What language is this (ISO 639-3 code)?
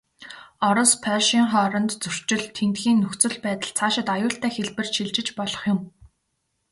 mon